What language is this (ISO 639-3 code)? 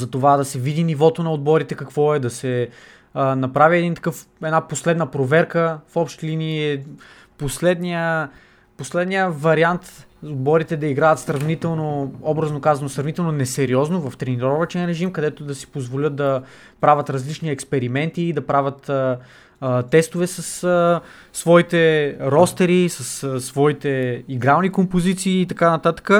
bul